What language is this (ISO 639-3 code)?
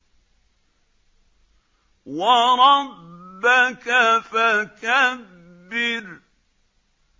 ara